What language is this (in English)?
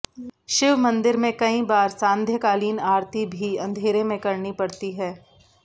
Hindi